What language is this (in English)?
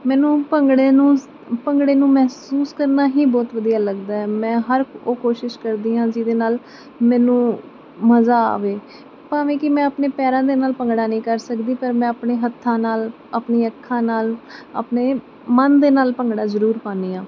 Punjabi